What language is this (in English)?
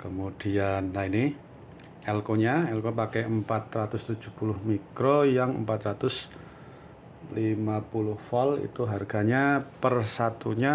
Indonesian